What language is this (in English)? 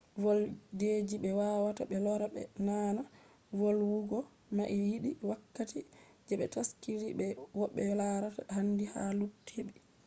Fula